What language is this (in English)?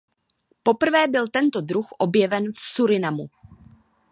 Czech